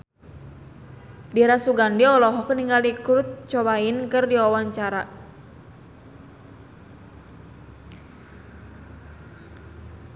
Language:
Sundanese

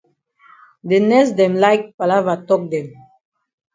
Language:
Cameroon Pidgin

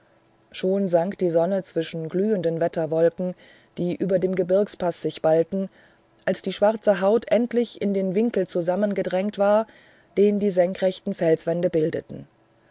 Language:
German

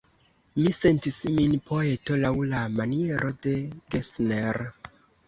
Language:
Esperanto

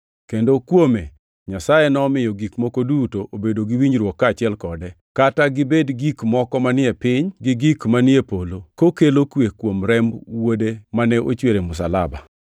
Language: Luo (Kenya and Tanzania)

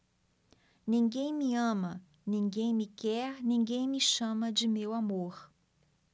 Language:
Portuguese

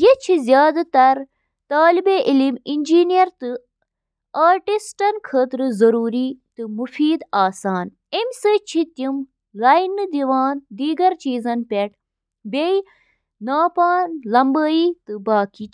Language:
Kashmiri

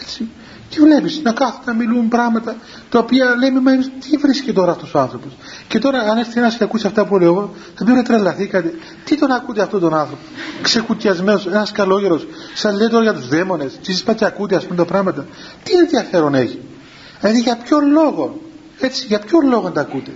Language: Greek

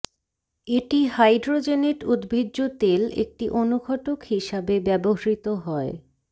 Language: Bangla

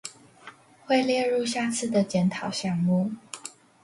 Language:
Chinese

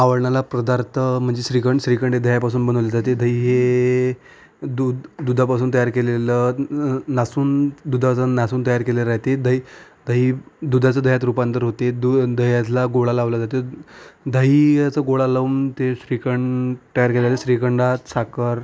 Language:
Marathi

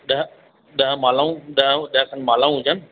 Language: Sindhi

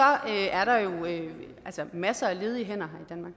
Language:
Danish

